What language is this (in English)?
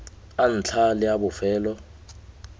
Tswana